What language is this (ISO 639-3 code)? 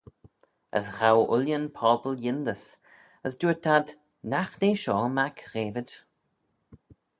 glv